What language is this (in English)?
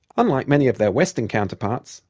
English